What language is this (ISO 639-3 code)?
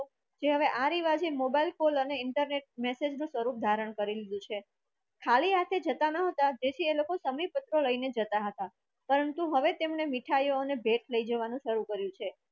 guj